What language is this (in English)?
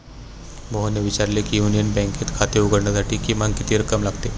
Marathi